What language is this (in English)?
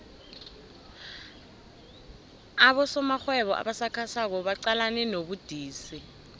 South Ndebele